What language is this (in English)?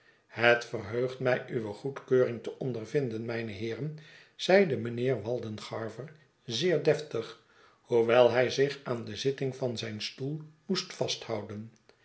Dutch